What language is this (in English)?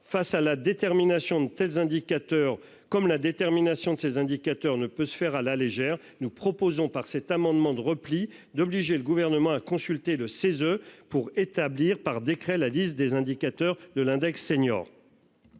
French